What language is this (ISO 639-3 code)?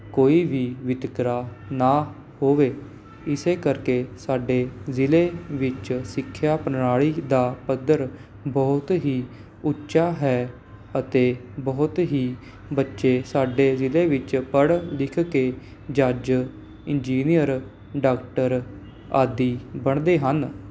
pan